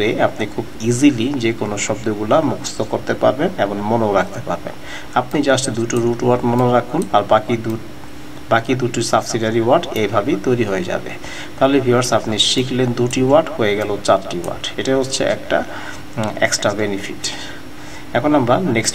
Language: Hindi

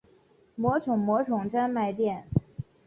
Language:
Chinese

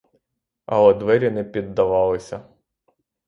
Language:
Ukrainian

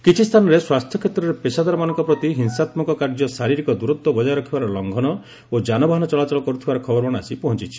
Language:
Odia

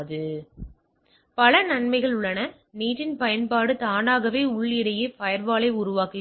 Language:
Tamil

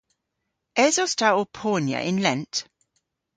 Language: Cornish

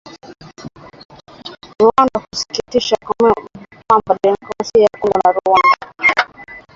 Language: Swahili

